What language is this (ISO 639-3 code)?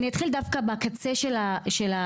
heb